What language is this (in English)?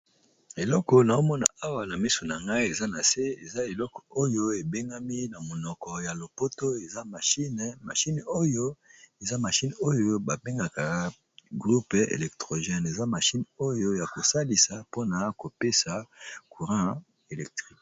Lingala